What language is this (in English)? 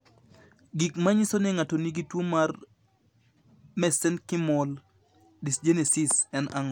Luo (Kenya and Tanzania)